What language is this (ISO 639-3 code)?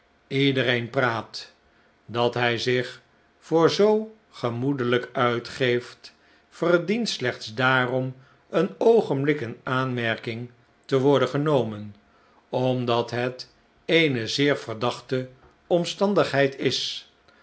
nld